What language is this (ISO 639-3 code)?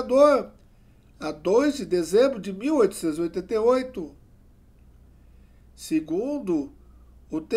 por